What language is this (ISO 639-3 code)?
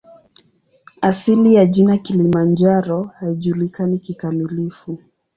swa